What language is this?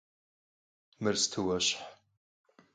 Kabardian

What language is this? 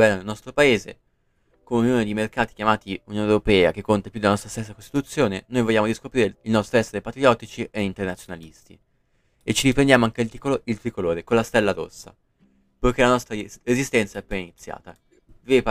Italian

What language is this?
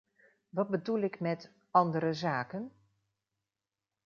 Dutch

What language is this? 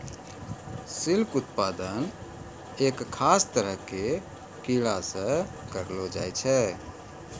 Maithili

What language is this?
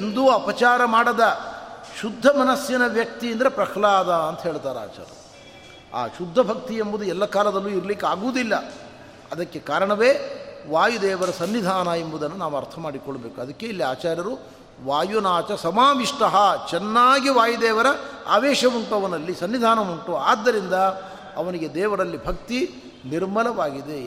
Kannada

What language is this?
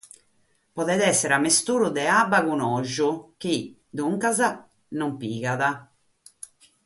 Sardinian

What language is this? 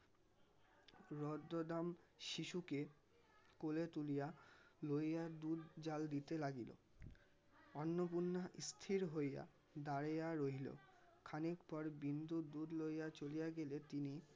Bangla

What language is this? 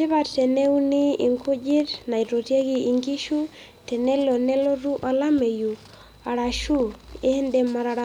Masai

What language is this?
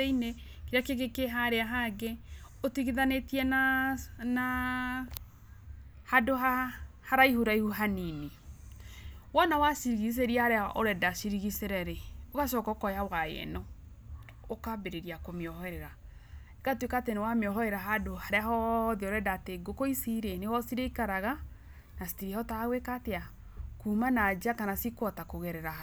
Kikuyu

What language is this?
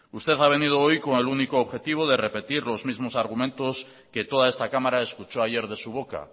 Spanish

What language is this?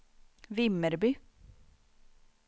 Swedish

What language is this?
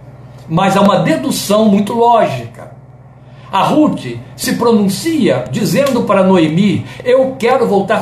Portuguese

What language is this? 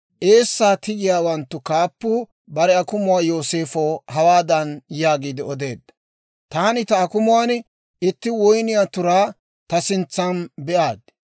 Dawro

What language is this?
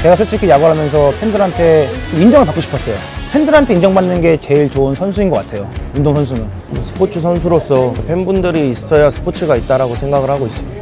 Korean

